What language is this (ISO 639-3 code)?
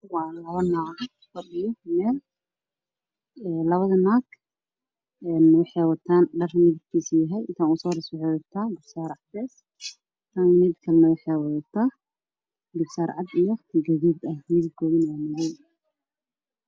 som